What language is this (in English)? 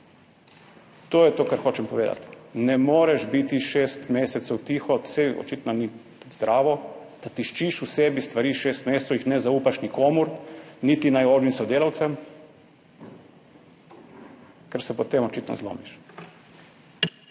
Slovenian